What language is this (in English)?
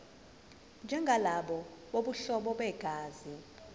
Zulu